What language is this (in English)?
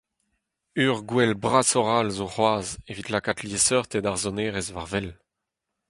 Breton